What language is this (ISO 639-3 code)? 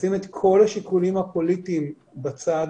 heb